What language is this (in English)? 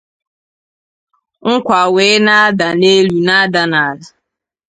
Igbo